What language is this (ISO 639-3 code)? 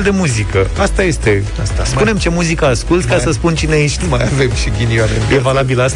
ron